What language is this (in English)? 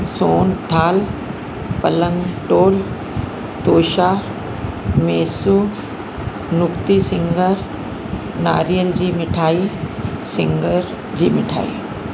Sindhi